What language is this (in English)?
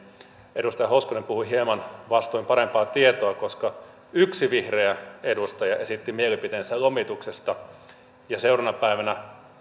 Finnish